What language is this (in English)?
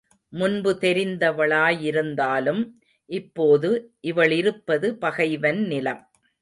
Tamil